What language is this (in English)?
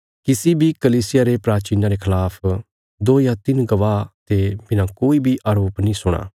Bilaspuri